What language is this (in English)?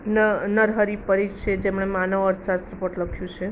Gujarati